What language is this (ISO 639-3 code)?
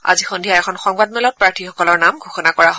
asm